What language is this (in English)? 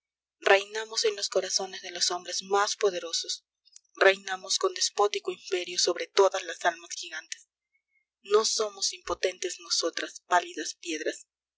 Spanish